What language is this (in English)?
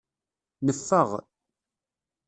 Kabyle